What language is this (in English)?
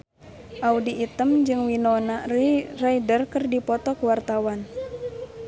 Sundanese